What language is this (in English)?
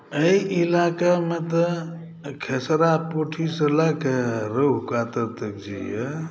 Maithili